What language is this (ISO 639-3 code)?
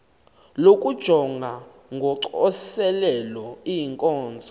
xho